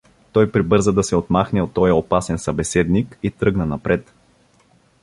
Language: Bulgarian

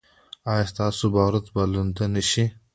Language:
Pashto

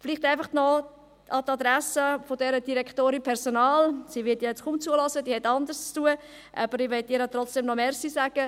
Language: Swiss German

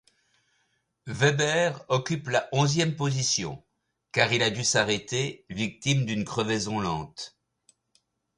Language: French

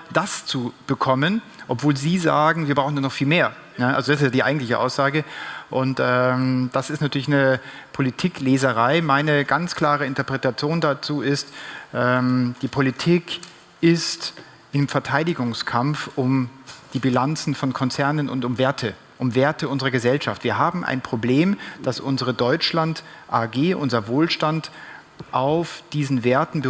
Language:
German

